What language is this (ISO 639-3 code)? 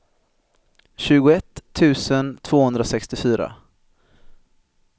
swe